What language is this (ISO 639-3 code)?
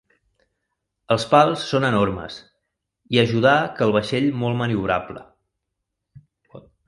cat